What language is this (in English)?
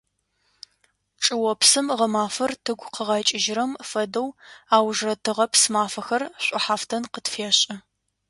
Adyghe